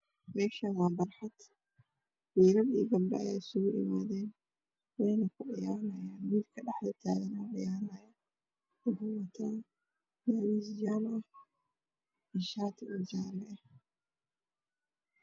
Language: Somali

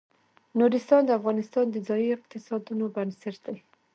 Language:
Pashto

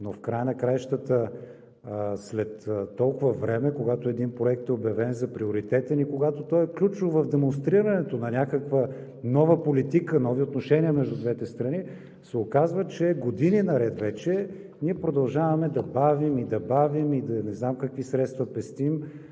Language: Bulgarian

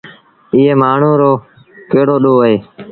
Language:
Sindhi Bhil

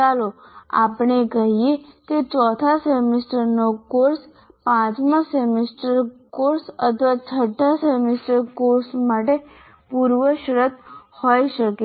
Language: Gujarati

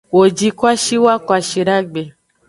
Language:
Aja (Benin)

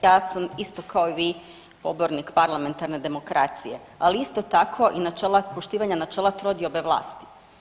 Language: Croatian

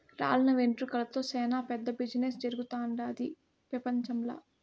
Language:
Telugu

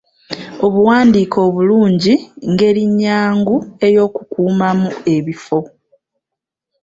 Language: Ganda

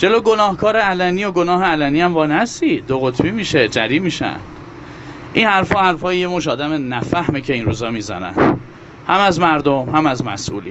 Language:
Persian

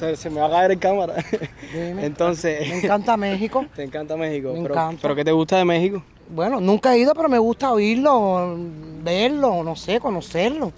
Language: Spanish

